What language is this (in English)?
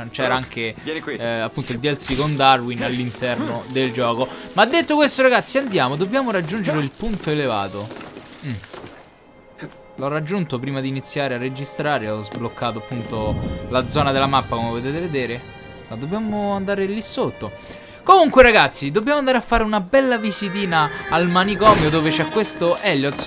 Italian